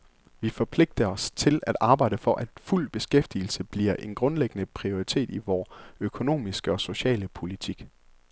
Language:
Danish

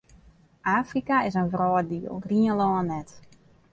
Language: Western Frisian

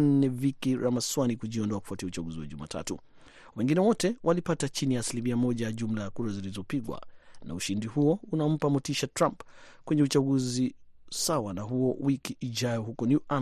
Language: Swahili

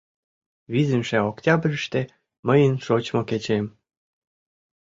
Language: Mari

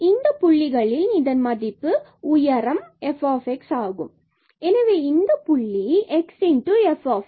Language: Tamil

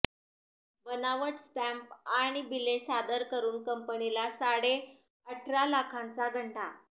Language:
Marathi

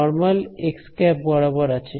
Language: Bangla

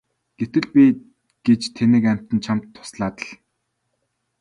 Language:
Mongolian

